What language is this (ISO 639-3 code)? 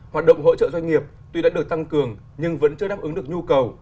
vie